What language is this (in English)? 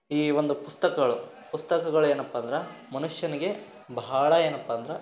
Kannada